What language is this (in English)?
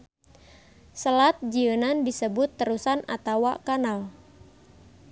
Sundanese